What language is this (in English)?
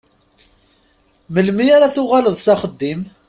Kabyle